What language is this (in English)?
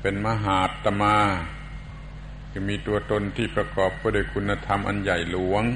Thai